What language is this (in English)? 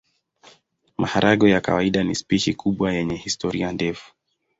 Swahili